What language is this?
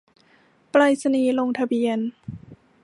Thai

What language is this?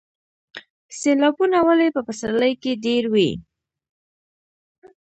Pashto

